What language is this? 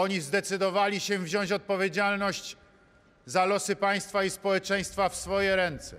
Polish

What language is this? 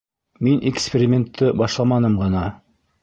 Bashkir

